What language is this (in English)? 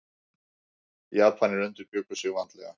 Icelandic